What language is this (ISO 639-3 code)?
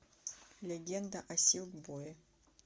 rus